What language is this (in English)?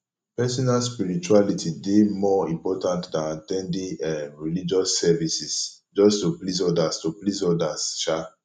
Nigerian Pidgin